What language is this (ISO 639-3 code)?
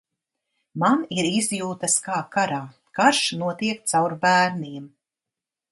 lav